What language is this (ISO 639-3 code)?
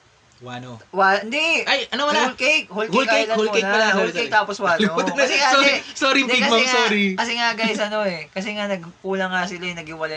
fil